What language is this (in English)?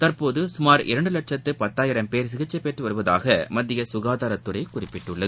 Tamil